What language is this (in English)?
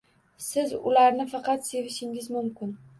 Uzbek